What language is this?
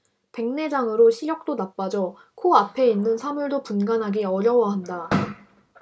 Korean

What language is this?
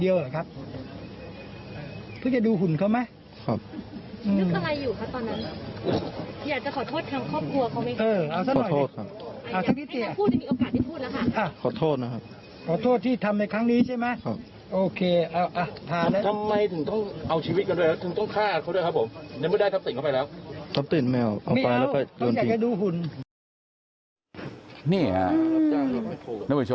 Thai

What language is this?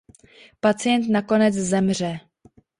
Czech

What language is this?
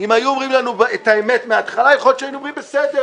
Hebrew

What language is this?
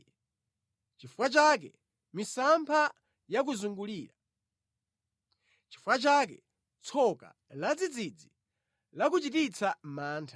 Nyanja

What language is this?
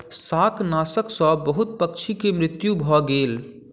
Maithili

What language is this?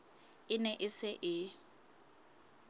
Southern Sotho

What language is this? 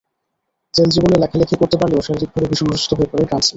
Bangla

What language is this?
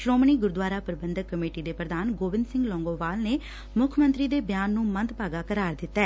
Punjabi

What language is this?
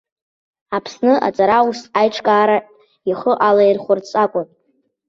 Abkhazian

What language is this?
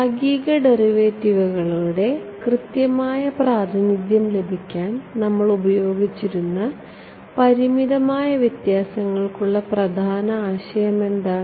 Malayalam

